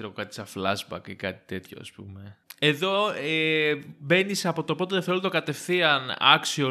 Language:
Greek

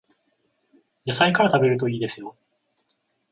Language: Japanese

